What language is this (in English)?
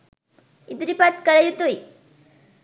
Sinhala